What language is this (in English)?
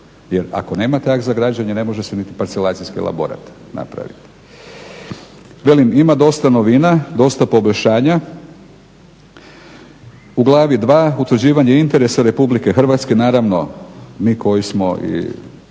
Croatian